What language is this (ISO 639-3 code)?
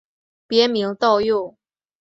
zho